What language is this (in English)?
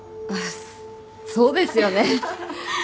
Japanese